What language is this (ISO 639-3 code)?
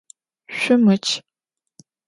ady